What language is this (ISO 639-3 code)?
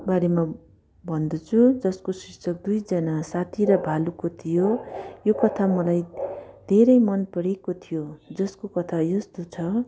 nep